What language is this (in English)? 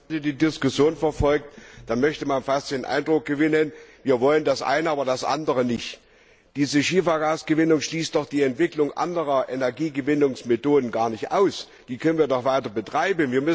German